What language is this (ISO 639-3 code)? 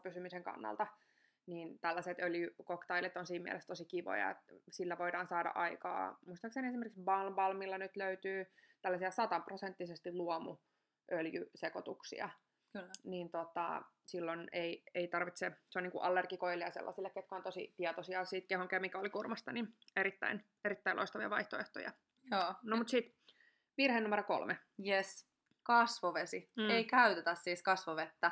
fin